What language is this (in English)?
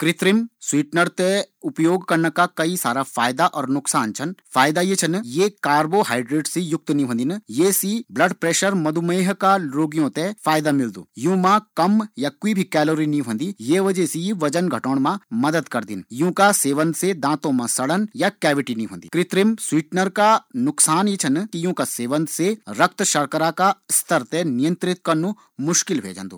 Garhwali